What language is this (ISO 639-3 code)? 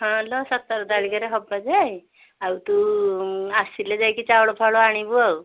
ori